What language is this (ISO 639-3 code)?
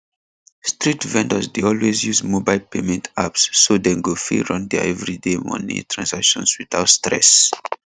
pcm